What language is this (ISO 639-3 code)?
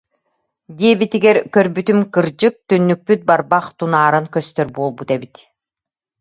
sah